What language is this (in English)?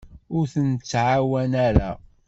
Kabyle